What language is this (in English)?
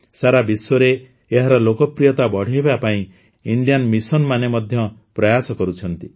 Odia